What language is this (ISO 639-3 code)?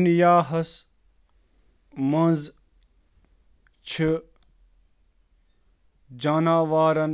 kas